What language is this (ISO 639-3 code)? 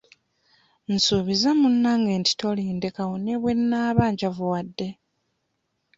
lug